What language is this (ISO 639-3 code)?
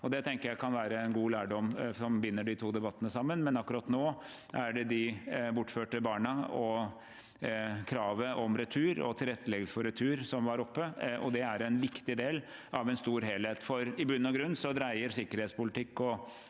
nor